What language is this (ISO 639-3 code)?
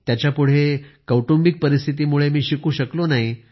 mar